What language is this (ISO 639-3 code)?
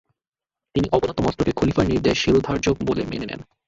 ben